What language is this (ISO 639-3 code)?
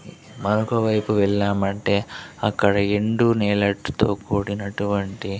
tel